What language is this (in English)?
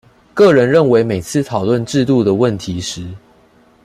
Chinese